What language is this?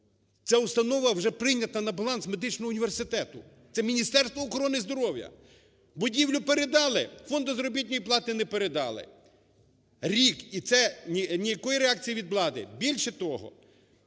Ukrainian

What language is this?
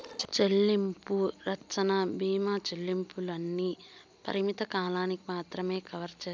Telugu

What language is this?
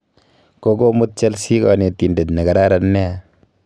Kalenjin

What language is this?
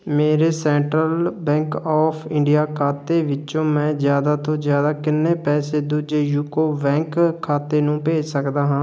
Punjabi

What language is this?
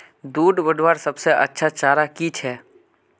Magahi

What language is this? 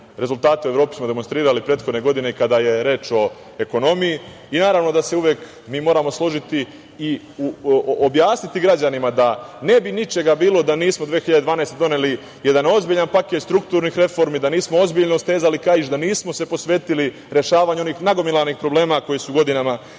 Serbian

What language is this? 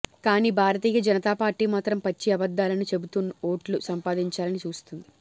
Telugu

